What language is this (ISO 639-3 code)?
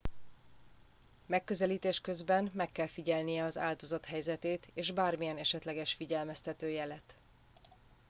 hun